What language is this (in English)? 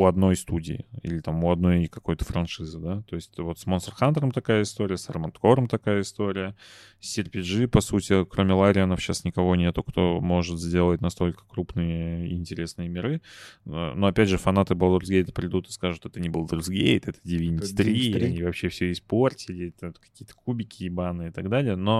Russian